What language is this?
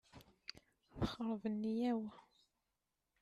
Kabyle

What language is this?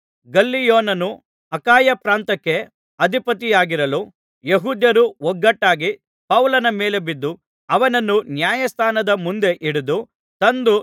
Kannada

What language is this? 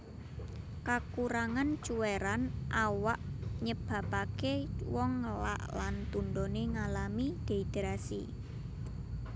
Javanese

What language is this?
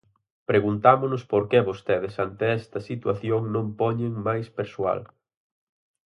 Galician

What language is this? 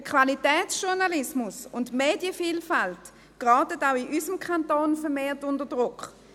Swiss German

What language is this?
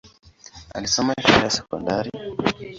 Swahili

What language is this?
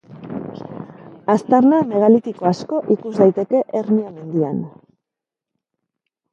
Basque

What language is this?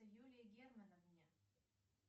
Russian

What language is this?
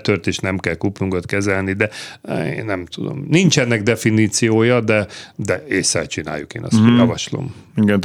Hungarian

